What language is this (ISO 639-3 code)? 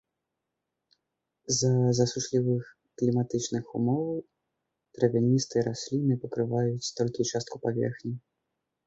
bel